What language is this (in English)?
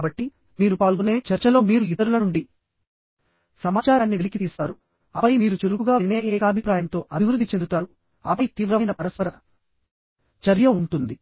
Telugu